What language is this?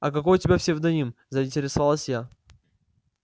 Russian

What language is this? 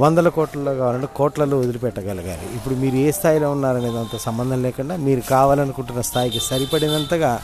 Telugu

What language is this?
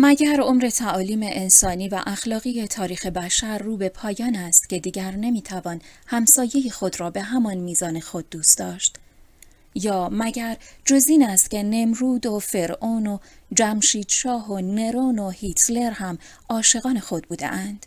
Persian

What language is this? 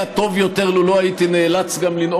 Hebrew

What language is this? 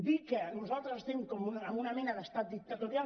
Catalan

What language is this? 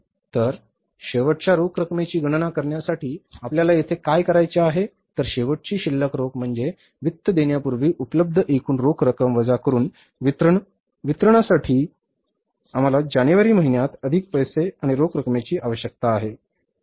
Marathi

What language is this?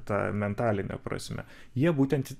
Lithuanian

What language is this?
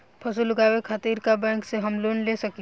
Bhojpuri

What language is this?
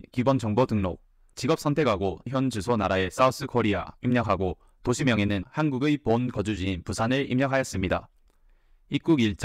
Korean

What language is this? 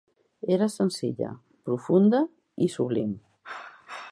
Catalan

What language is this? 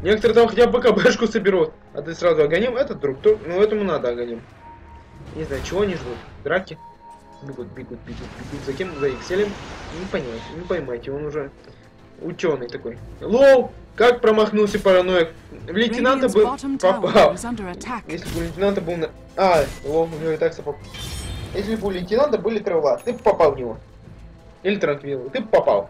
Russian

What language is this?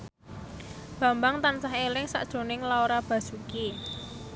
Javanese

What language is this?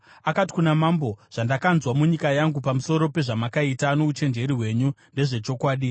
Shona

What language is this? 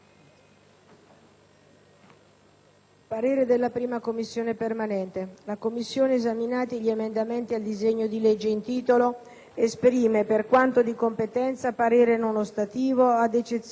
Italian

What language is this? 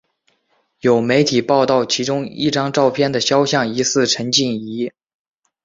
Chinese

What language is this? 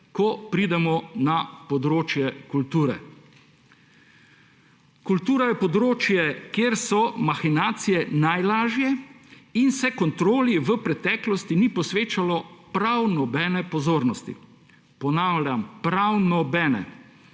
Slovenian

